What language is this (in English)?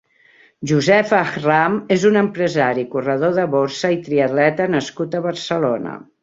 Catalan